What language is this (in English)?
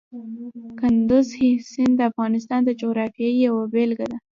Pashto